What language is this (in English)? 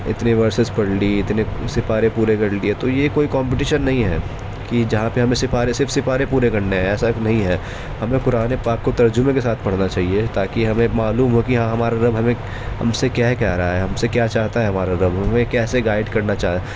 Urdu